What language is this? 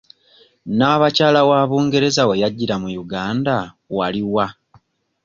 Ganda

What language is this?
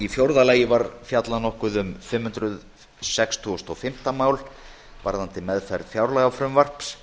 Icelandic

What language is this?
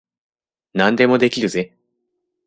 Japanese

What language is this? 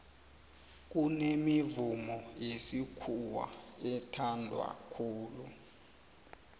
South Ndebele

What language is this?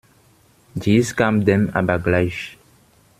German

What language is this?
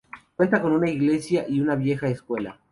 Spanish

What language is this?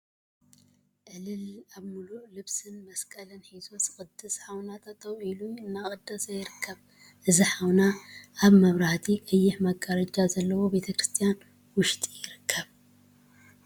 Tigrinya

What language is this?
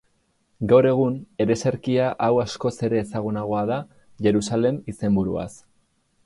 Basque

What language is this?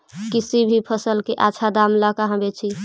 Magahi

